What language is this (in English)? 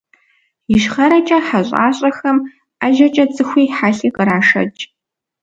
Kabardian